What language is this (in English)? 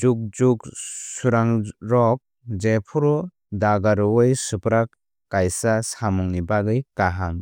Kok Borok